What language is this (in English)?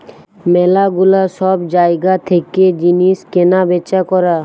Bangla